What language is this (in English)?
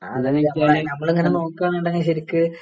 Malayalam